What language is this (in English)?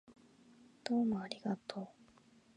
Japanese